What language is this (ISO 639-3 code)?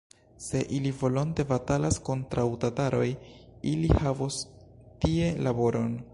epo